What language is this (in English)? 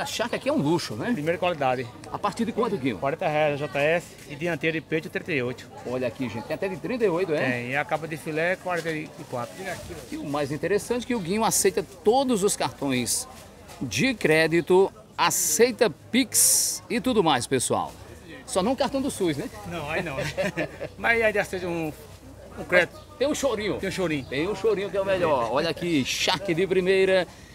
Portuguese